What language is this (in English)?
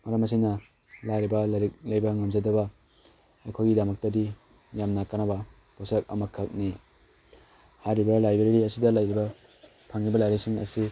Manipuri